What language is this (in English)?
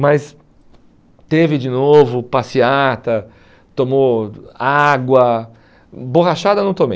Portuguese